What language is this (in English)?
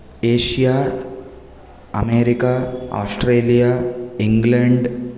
Sanskrit